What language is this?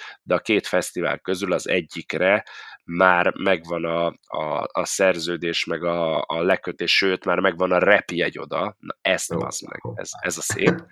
Hungarian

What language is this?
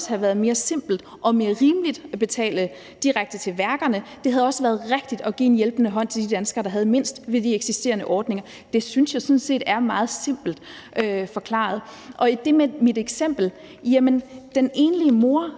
Danish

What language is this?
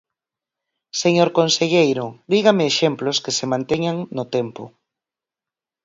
Galician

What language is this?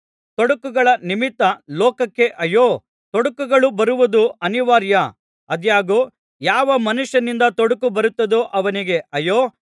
Kannada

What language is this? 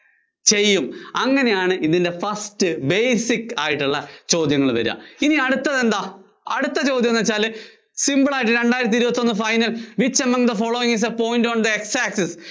Malayalam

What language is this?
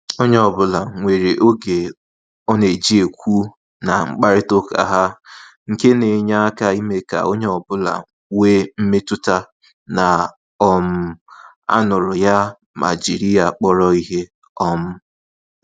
Igbo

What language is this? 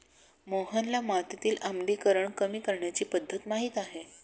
Marathi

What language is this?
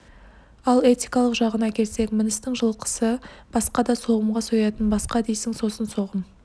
Kazakh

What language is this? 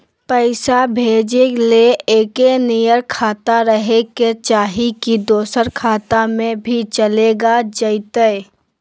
Magahi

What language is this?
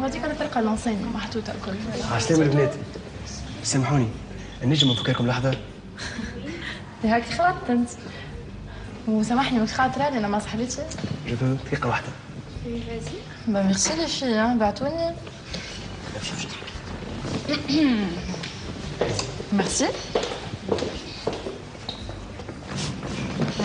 Arabic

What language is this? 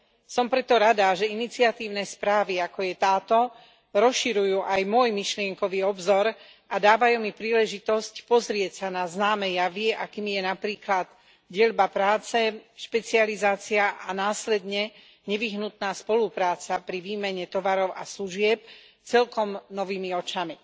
Slovak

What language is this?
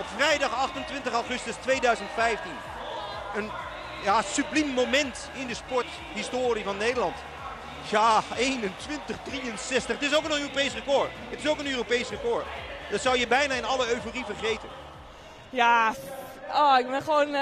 Dutch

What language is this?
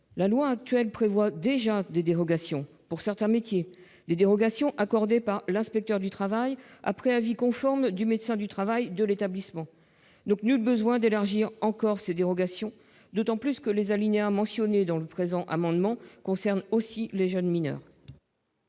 French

